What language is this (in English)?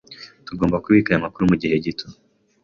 Kinyarwanda